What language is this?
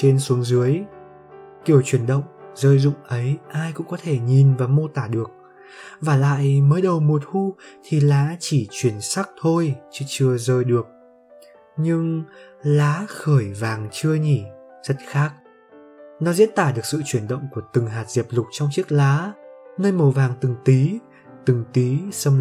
Vietnamese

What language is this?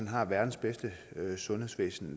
Danish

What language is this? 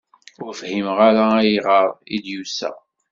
Kabyle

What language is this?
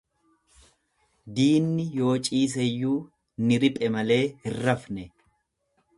Oromo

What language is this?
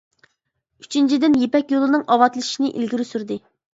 Uyghur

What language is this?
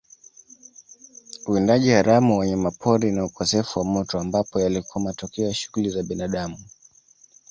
Swahili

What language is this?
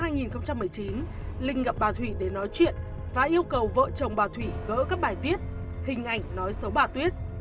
Vietnamese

